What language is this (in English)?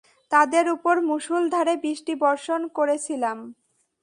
Bangla